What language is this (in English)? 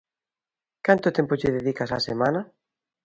Galician